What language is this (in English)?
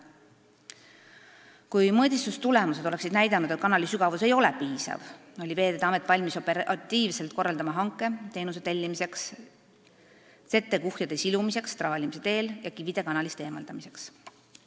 Estonian